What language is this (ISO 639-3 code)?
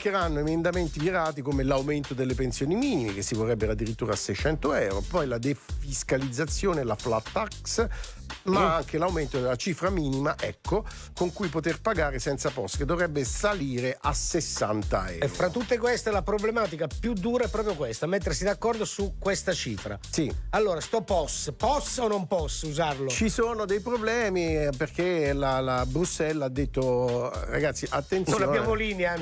ita